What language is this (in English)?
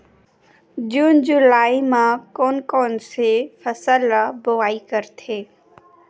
Chhattisgarhi